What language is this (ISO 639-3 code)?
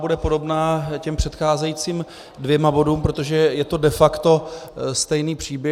ces